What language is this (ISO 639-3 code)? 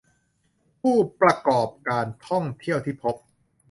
tha